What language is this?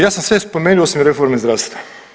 Croatian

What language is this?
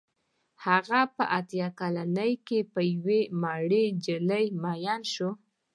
Pashto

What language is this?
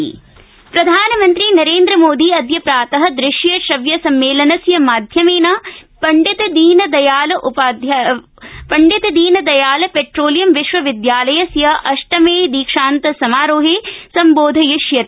Sanskrit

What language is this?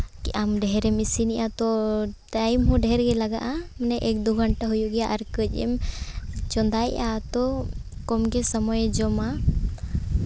Santali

